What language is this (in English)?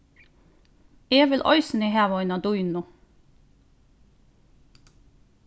Faroese